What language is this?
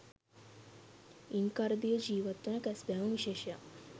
Sinhala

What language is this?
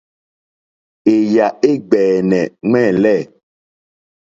Mokpwe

